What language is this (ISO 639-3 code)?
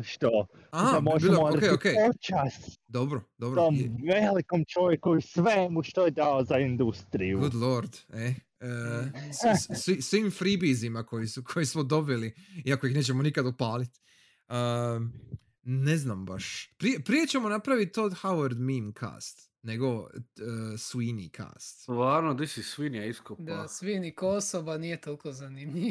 hrv